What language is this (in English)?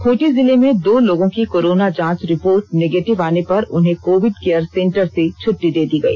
Hindi